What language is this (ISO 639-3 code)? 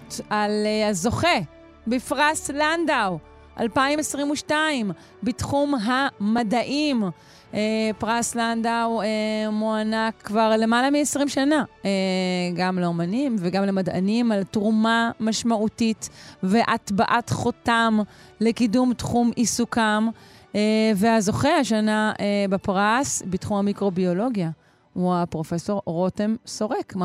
heb